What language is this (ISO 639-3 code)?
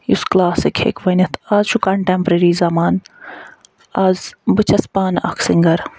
kas